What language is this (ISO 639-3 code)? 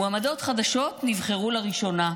heb